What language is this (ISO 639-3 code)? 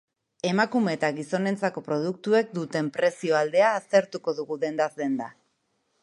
eus